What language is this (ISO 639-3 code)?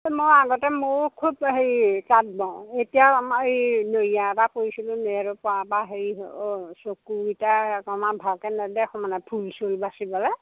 asm